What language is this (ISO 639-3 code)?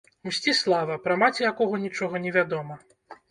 bel